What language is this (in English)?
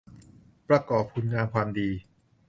Thai